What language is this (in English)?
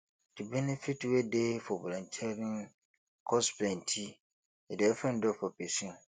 Nigerian Pidgin